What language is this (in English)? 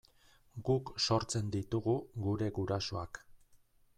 Basque